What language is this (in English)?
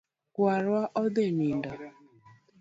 Luo (Kenya and Tanzania)